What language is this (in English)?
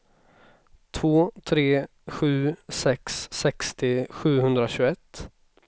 Swedish